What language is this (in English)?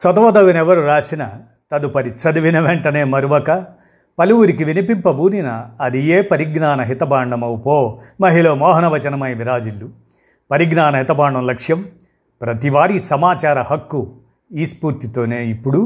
Telugu